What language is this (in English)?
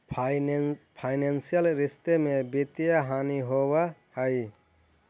Magahi